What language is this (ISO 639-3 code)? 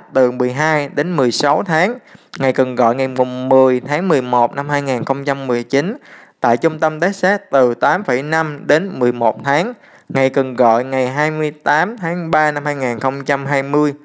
vie